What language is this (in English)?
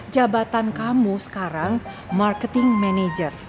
Indonesian